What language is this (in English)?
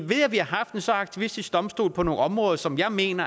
Danish